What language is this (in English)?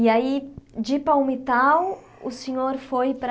Portuguese